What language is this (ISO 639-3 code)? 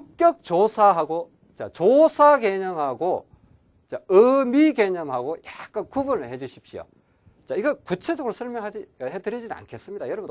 kor